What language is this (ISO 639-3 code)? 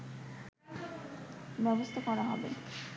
ben